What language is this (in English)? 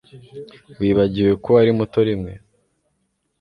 Kinyarwanda